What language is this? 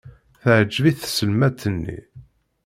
Kabyle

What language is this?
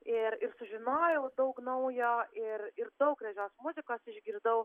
Lithuanian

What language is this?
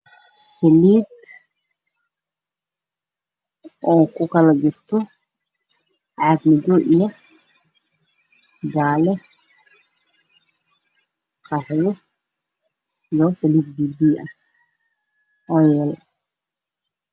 Somali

